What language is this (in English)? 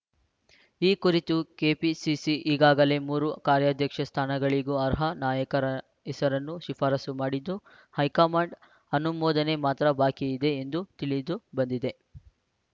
Kannada